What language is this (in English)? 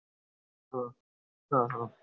Gujarati